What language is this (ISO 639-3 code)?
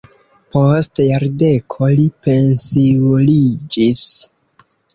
epo